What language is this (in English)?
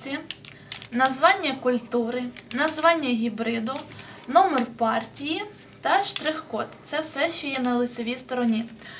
Ukrainian